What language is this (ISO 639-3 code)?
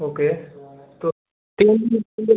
hin